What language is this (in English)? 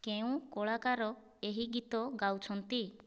Odia